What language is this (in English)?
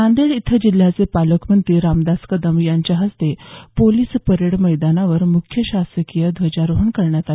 Marathi